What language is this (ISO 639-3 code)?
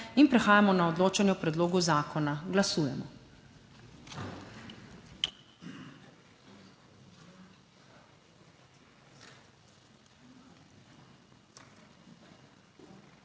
slv